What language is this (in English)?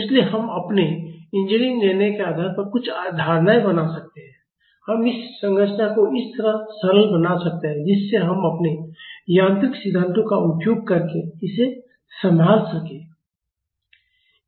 Hindi